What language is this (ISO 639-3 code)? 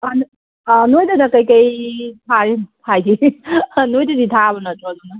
mni